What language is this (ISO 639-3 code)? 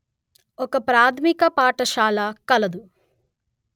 tel